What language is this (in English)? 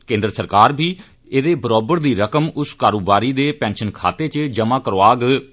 Dogri